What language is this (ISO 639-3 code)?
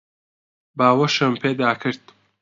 ckb